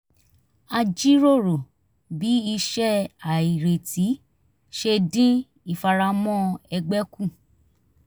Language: Yoruba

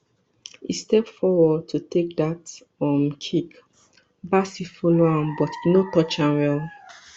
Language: Nigerian Pidgin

